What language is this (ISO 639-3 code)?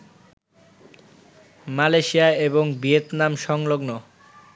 ben